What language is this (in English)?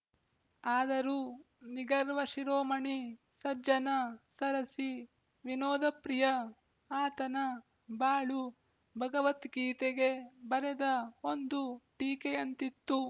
Kannada